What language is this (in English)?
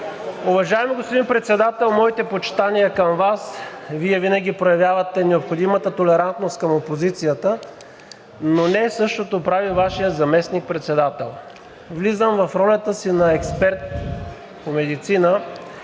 Bulgarian